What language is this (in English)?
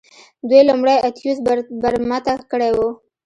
Pashto